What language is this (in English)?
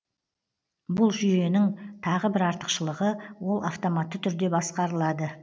Kazakh